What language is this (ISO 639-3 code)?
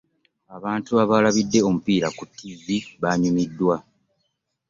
lug